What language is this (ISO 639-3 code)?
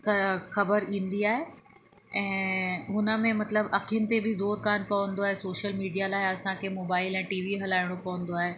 snd